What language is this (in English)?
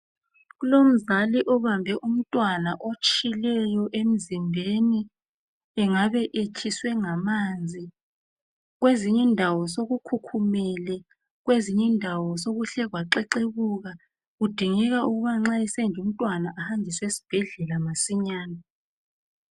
North Ndebele